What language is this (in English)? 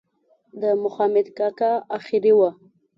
Pashto